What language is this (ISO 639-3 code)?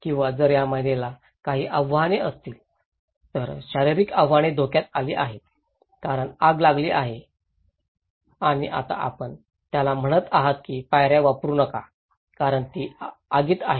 mar